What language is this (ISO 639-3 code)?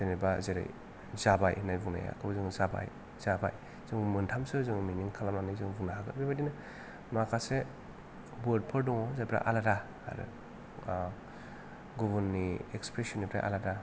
brx